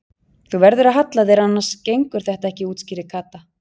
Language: Icelandic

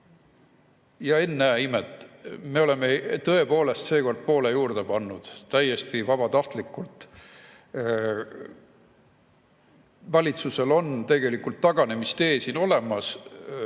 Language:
Estonian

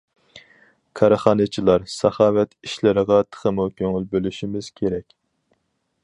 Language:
Uyghur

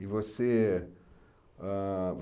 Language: Portuguese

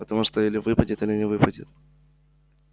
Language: Russian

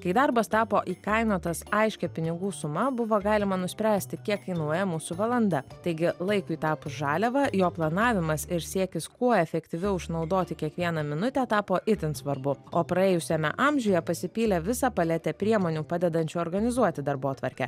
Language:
Lithuanian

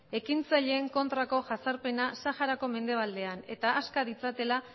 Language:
Basque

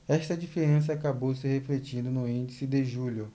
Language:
Portuguese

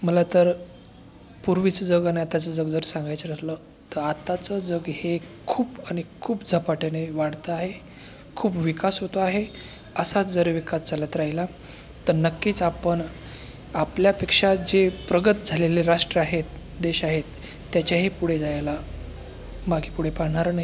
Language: Marathi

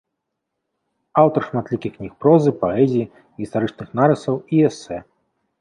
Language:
Belarusian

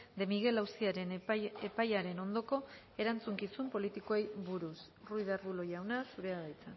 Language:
Basque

